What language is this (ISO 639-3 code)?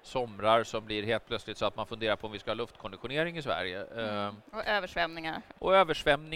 swe